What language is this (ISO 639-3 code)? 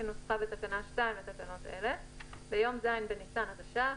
heb